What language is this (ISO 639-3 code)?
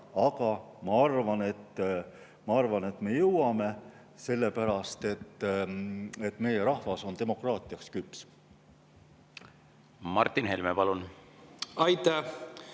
est